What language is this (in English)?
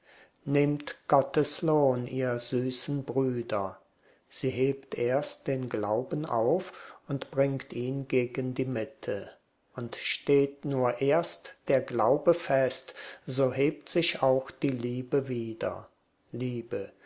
German